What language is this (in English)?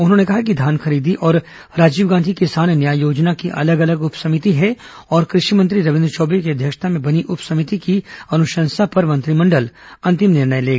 Hindi